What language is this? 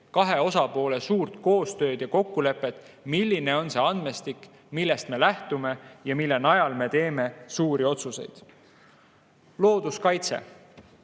Estonian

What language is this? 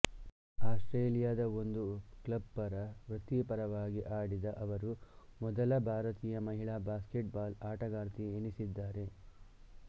Kannada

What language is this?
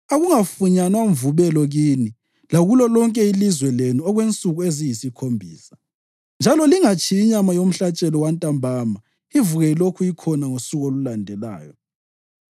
North Ndebele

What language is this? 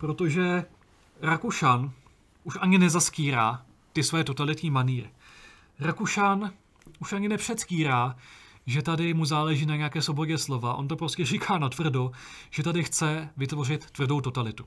Czech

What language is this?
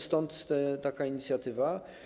Polish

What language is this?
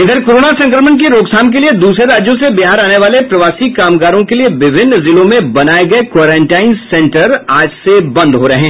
Hindi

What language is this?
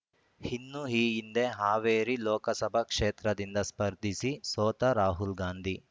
Kannada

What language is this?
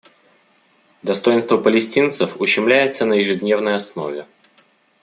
Russian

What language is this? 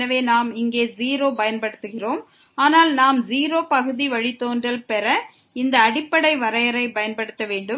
Tamil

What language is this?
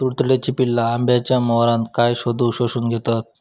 Marathi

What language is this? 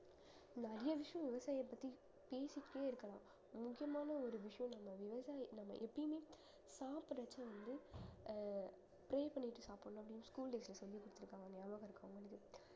Tamil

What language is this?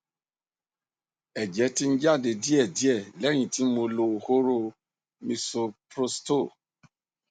Yoruba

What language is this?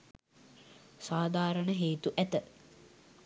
Sinhala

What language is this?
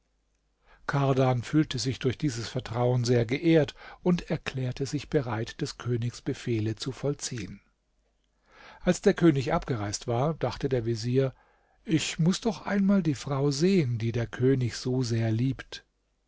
German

